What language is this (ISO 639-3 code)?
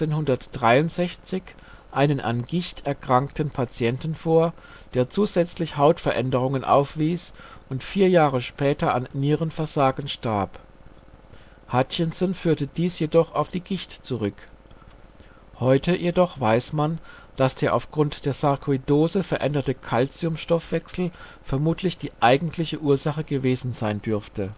deu